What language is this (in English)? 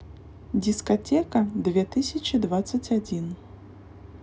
Russian